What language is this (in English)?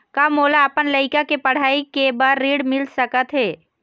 Chhattisgarhi